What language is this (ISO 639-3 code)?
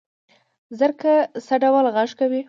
pus